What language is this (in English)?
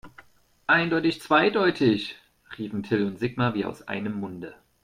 German